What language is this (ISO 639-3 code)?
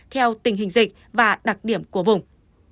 vie